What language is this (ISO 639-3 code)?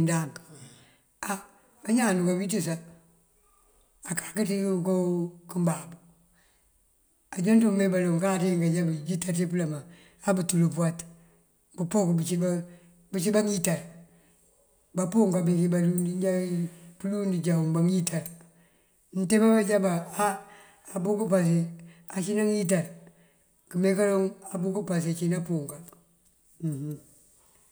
mfv